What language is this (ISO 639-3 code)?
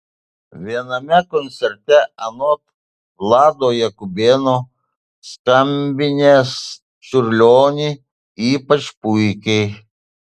lit